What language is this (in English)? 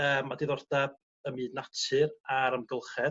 Welsh